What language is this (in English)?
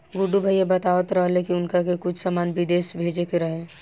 Bhojpuri